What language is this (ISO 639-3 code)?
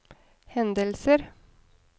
nor